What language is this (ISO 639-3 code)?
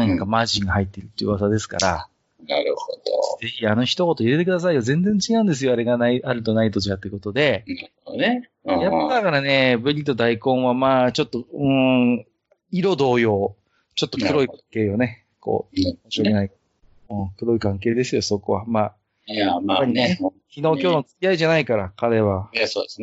jpn